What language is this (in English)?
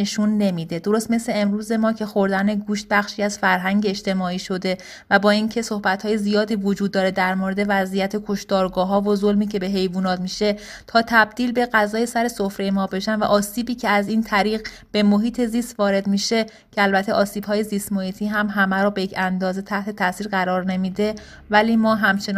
Persian